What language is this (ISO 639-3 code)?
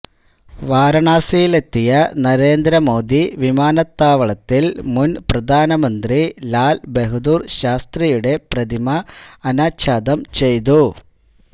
mal